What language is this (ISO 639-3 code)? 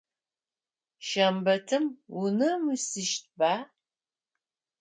ady